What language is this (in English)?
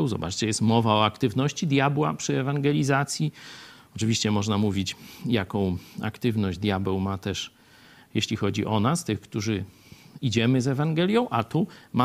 Polish